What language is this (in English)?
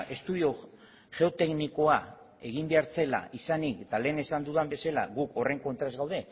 Basque